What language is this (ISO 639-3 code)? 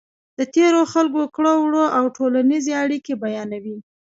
pus